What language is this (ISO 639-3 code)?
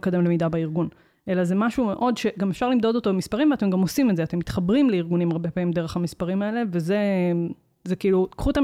heb